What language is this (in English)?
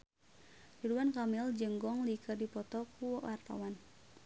Sundanese